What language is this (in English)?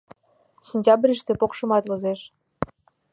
Mari